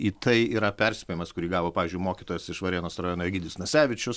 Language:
Lithuanian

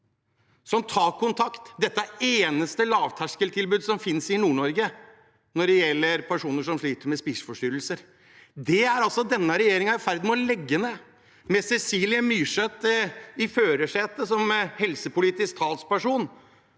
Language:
Norwegian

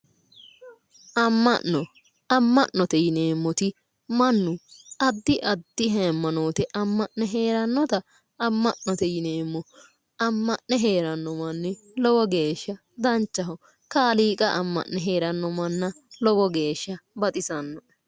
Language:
Sidamo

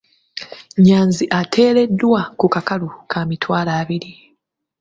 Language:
Ganda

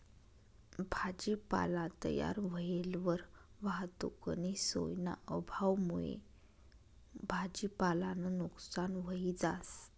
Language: Marathi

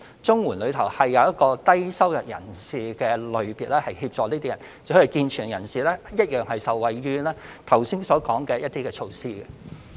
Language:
Cantonese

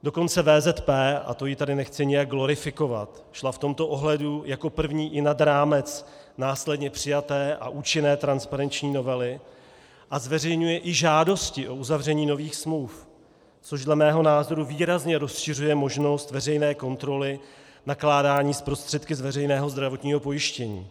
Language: Czech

